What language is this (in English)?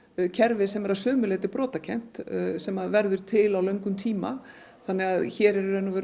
Icelandic